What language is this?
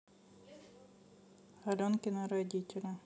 Russian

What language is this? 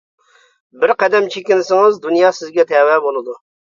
Uyghur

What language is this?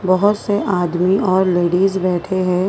Hindi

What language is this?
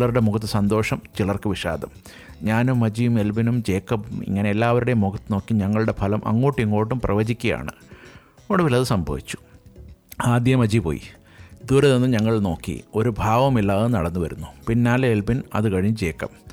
Malayalam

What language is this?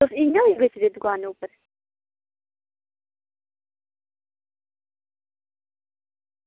Dogri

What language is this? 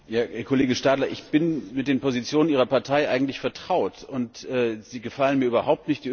German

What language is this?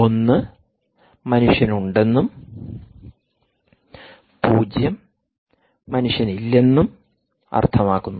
Malayalam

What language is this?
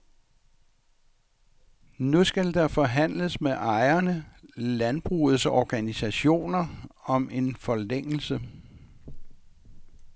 Danish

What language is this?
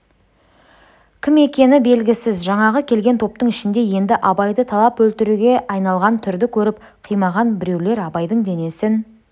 Kazakh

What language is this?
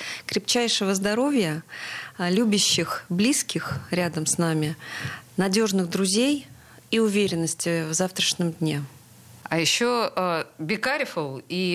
Russian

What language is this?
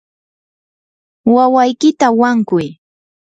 Yanahuanca Pasco Quechua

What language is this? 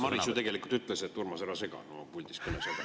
Estonian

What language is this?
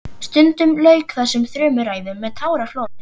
Icelandic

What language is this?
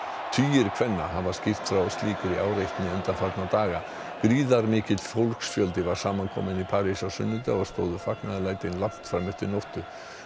Icelandic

